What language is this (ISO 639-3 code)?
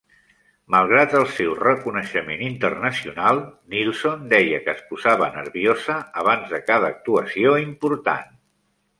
cat